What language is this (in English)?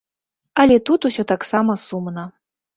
Belarusian